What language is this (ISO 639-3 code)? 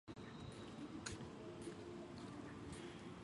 zho